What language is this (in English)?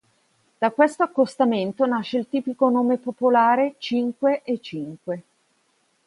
Italian